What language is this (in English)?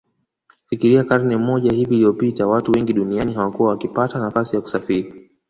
Swahili